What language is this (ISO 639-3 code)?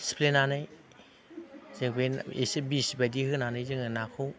brx